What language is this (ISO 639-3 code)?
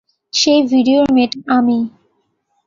ben